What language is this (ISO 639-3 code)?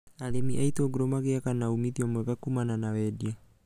kik